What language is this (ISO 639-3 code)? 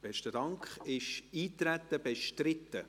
gsw